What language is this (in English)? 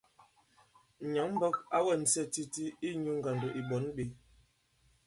Bankon